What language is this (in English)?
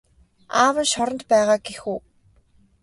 Mongolian